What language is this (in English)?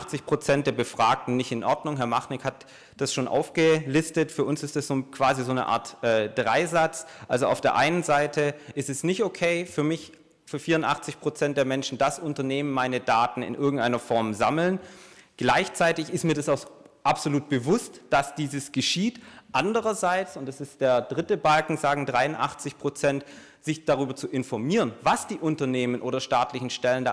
German